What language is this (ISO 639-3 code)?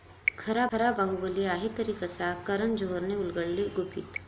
mar